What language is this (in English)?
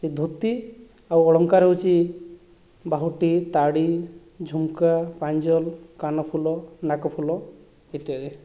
Odia